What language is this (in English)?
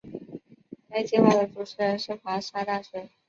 Chinese